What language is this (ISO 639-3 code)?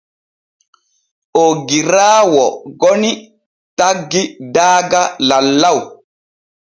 fue